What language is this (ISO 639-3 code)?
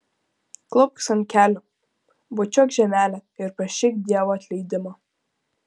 lit